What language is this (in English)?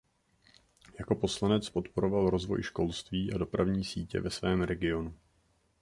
Czech